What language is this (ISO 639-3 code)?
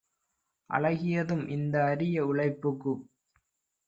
tam